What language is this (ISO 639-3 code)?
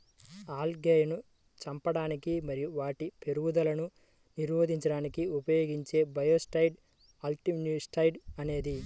tel